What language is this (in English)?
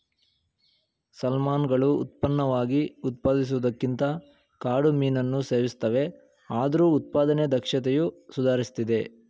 Kannada